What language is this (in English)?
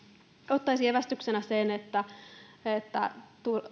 Finnish